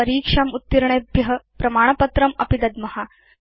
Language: Sanskrit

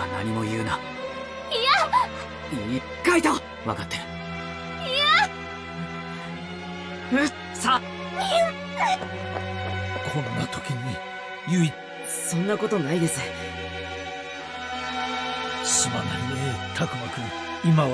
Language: Japanese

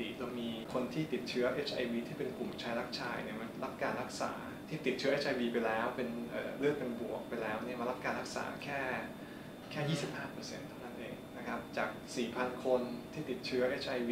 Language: Thai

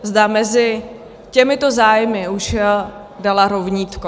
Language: Czech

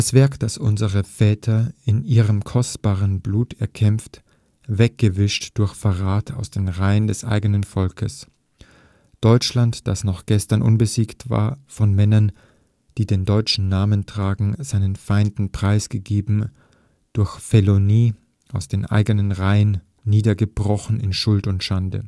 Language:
German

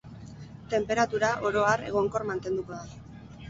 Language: Basque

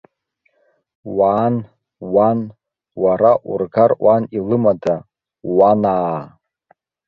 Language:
Abkhazian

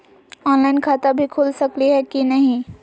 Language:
Magahi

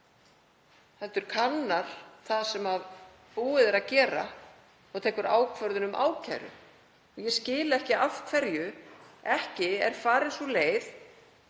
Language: Icelandic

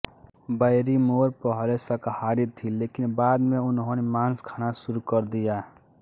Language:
Hindi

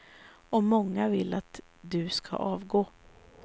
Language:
Swedish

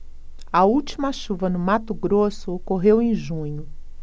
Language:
Portuguese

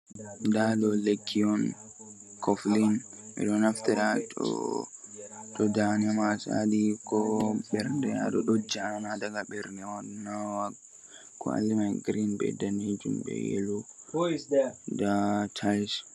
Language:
Fula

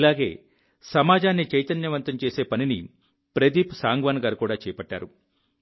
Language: Telugu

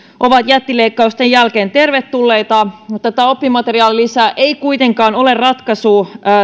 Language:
Finnish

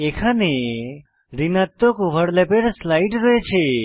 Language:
Bangla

